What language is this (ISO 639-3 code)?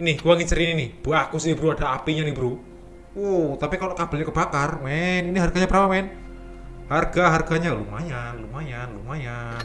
ind